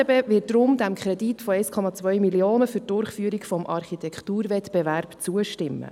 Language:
Swiss German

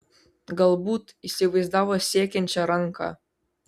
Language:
Lithuanian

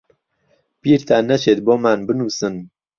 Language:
Central Kurdish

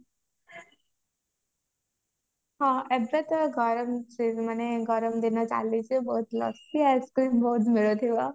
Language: Odia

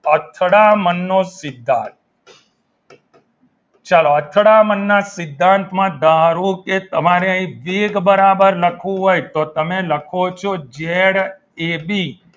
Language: Gujarati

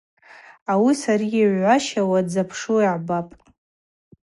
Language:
Abaza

